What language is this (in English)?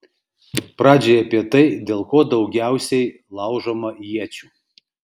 Lithuanian